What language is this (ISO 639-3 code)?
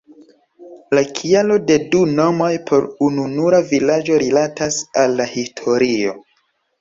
epo